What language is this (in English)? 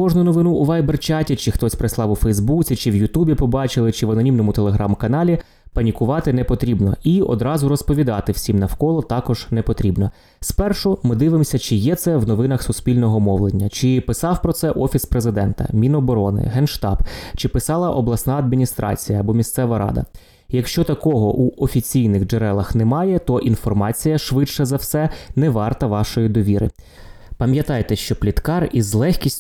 Ukrainian